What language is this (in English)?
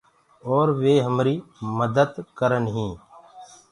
Gurgula